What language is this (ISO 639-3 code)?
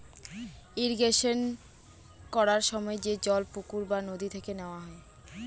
ben